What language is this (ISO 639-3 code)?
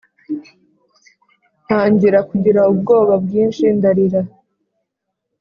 kin